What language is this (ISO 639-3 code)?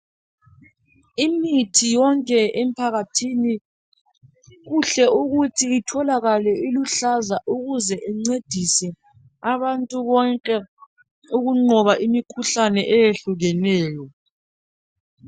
nde